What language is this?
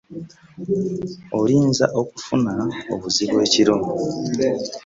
Ganda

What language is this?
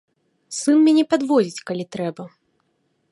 Belarusian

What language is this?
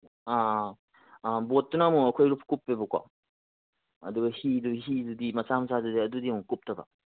Manipuri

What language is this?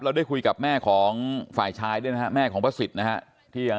Thai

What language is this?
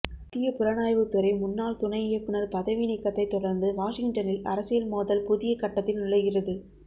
Tamil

